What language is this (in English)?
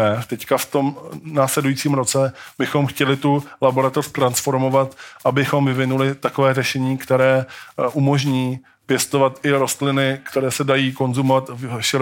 Czech